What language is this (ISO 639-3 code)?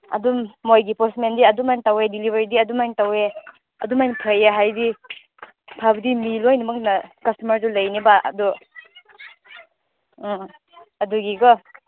mni